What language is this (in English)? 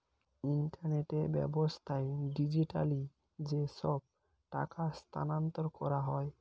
Bangla